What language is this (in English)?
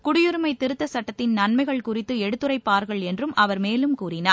Tamil